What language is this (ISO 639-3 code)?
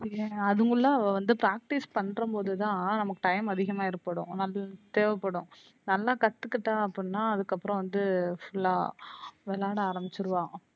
tam